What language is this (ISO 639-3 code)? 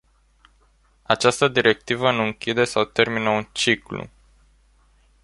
ron